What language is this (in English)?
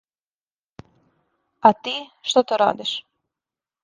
Serbian